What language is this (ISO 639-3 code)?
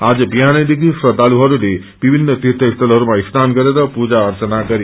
nep